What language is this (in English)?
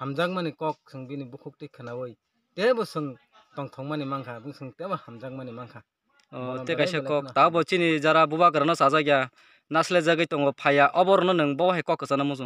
Romanian